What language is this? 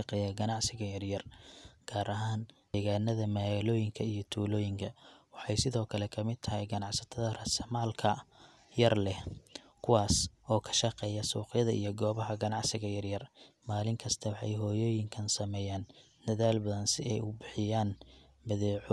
Somali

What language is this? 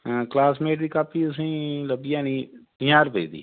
Dogri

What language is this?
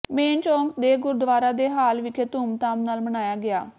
Punjabi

